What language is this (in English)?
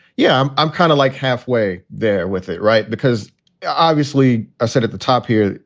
English